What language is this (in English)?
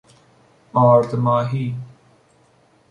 Persian